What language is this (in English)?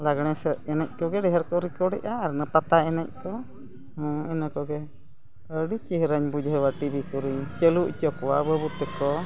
Santali